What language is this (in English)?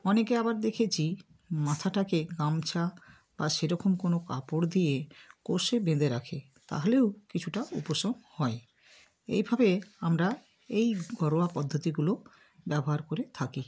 Bangla